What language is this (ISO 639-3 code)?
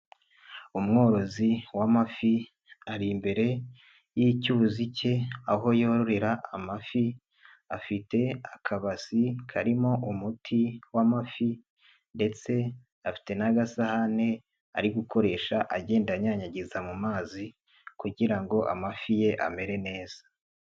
kin